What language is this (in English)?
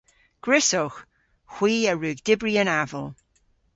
Cornish